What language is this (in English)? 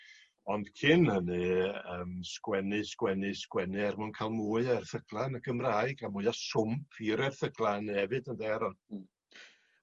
Welsh